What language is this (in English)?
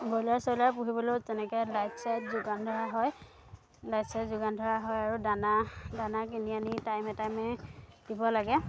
Assamese